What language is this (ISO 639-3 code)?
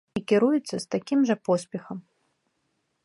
bel